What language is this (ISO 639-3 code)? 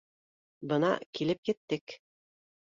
bak